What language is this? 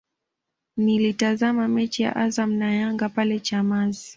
Swahili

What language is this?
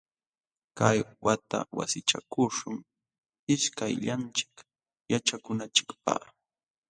Jauja Wanca Quechua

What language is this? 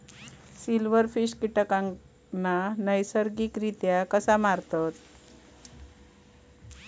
Marathi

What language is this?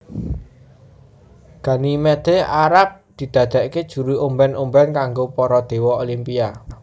Javanese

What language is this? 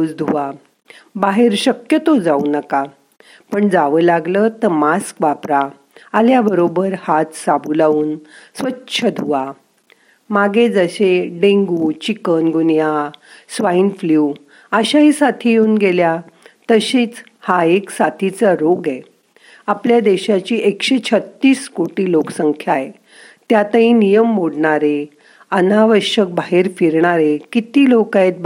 Marathi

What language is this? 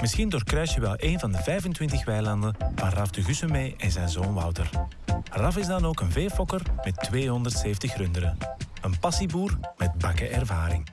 Dutch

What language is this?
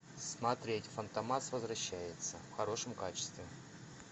Russian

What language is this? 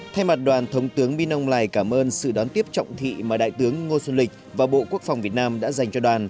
Vietnamese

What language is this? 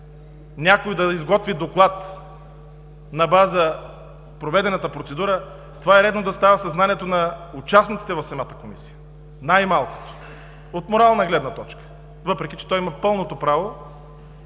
Bulgarian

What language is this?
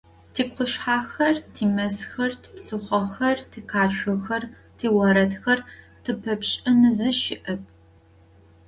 Adyghe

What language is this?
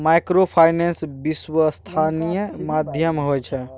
Maithili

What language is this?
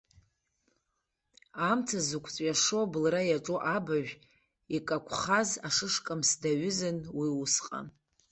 Abkhazian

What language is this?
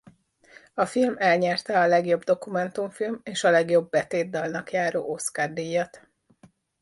Hungarian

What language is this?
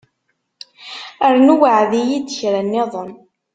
Kabyle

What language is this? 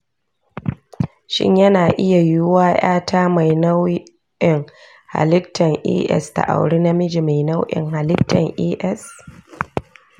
Hausa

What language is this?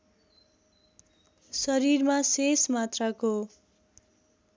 Nepali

